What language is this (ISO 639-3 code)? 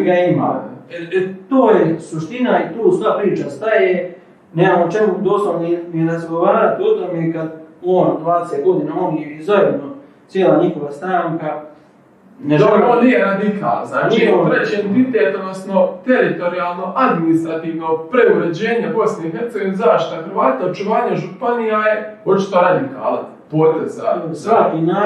hrv